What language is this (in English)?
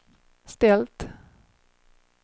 Swedish